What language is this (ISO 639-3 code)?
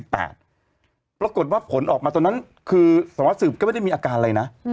tha